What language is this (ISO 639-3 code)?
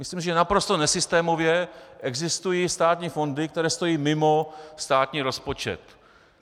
ces